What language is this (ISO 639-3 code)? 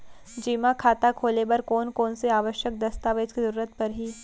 hne